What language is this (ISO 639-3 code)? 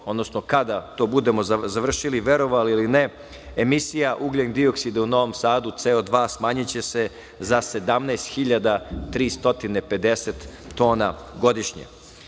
srp